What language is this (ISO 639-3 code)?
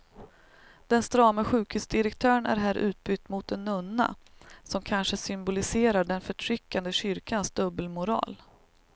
swe